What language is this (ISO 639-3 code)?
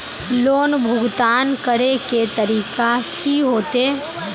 mag